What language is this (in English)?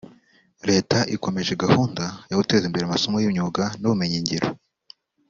Kinyarwanda